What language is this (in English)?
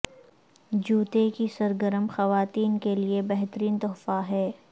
Urdu